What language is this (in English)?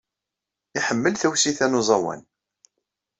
Kabyle